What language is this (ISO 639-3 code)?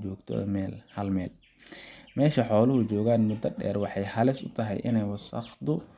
som